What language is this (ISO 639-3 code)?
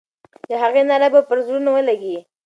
pus